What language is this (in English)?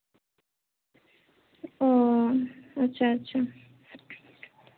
Santali